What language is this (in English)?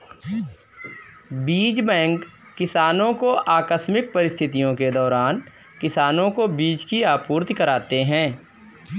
Hindi